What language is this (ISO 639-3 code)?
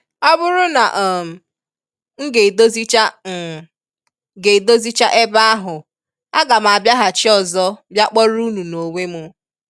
ibo